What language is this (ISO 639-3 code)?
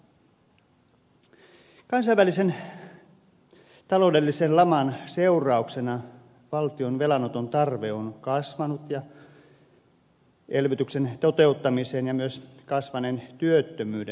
fin